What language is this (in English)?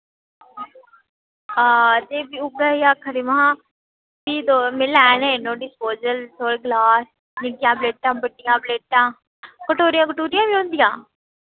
Dogri